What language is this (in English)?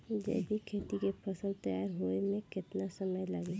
Bhojpuri